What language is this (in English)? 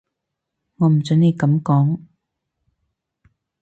Cantonese